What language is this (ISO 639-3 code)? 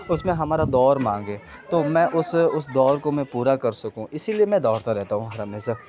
urd